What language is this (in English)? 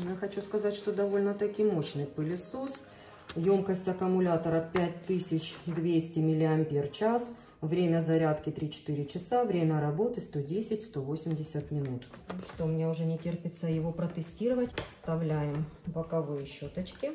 Russian